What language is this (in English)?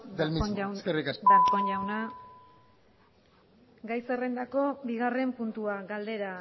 Basque